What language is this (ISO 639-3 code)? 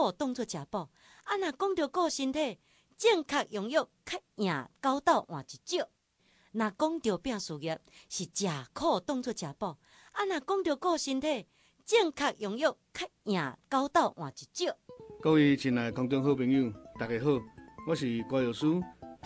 zho